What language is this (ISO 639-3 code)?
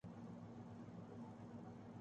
urd